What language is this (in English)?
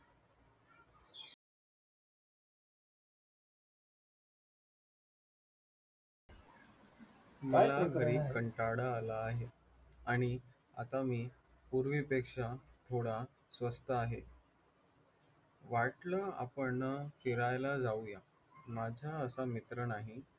Marathi